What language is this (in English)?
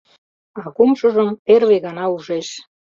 Mari